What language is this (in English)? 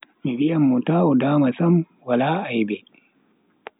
Bagirmi Fulfulde